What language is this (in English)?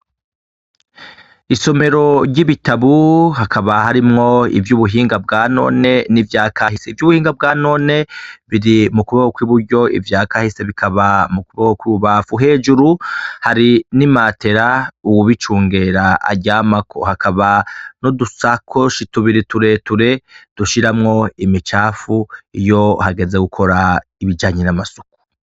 Rundi